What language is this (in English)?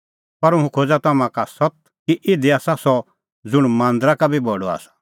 Kullu Pahari